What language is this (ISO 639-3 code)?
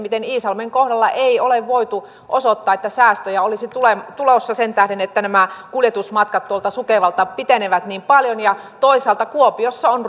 fin